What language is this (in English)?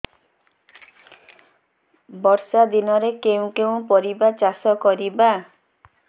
Odia